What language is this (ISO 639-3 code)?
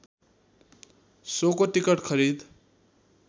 nep